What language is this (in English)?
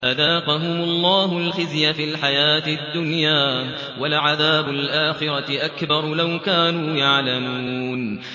Arabic